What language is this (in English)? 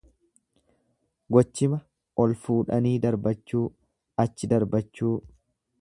Oromo